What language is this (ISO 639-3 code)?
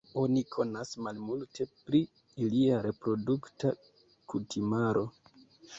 epo